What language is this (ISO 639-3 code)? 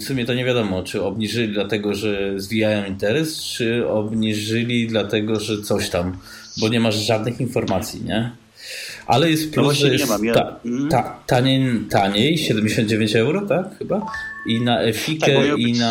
pol